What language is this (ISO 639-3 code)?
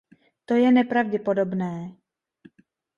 ces